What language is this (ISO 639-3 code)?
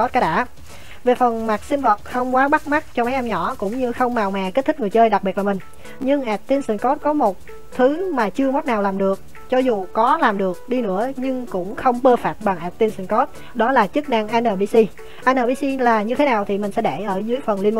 vie